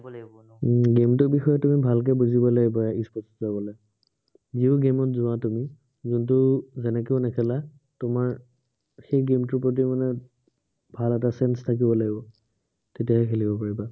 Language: Assamese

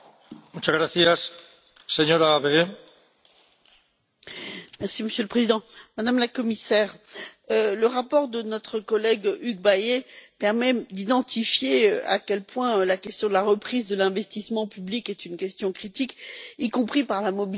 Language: French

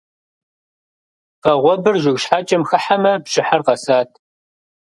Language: Kabardian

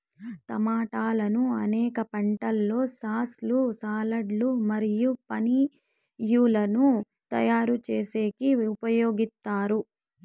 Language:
Telugu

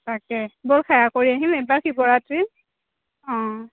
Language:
Assamese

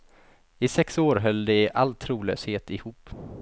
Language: Swedish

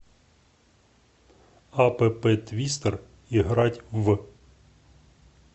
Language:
Russian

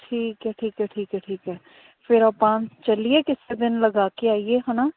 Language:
Punjabi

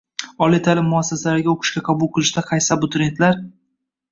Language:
Uzbek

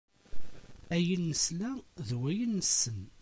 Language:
Kabyle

